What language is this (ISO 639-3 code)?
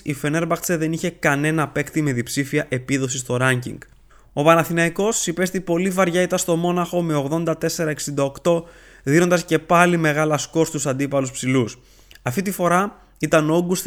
ell